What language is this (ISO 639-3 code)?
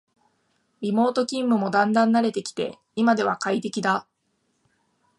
jpn